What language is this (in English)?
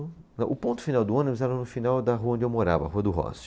Portuguese